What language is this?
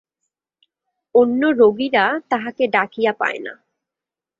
Bangla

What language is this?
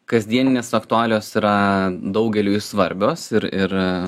Lithuanian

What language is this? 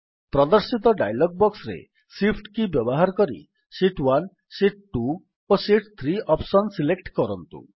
Odia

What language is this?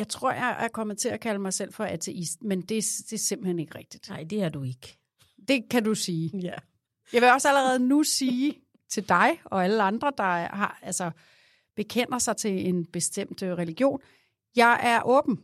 Danish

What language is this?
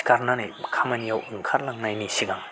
Bodo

